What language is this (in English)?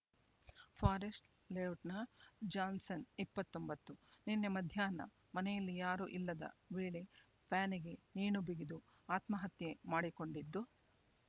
Kannada